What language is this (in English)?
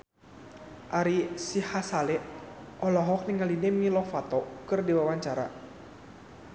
Sundanese